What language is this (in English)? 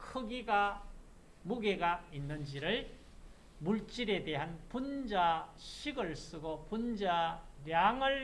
Korean